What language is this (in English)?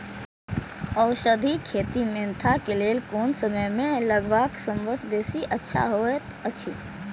Maithili